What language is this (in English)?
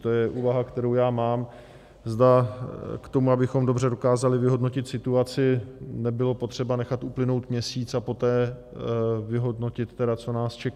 Czech